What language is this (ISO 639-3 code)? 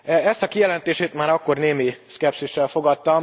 hun